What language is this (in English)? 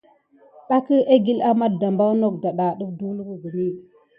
Gidar